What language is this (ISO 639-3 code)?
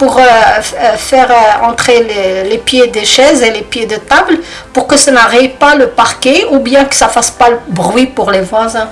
fra